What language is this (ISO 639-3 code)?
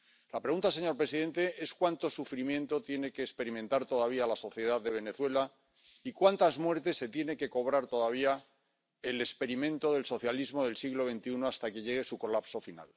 spa